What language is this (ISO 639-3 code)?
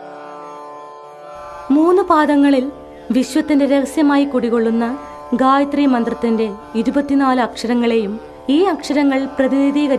mal